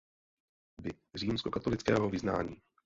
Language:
Czech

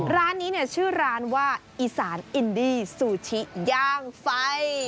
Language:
Thai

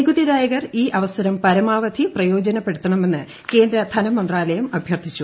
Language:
Malayalam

